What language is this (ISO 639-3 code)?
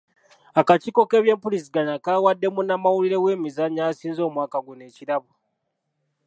lug